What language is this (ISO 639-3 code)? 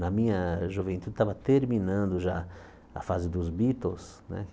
por